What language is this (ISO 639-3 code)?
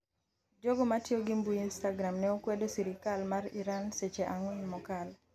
luo